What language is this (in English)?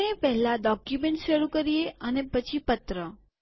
Gujarati